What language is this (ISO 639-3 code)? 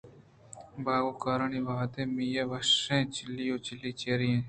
bgp